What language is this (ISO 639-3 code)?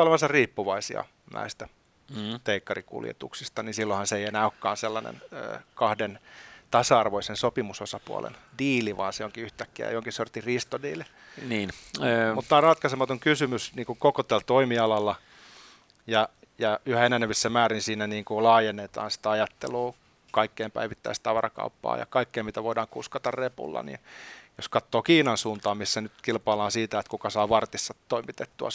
fin